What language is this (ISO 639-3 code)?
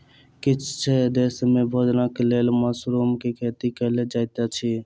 mai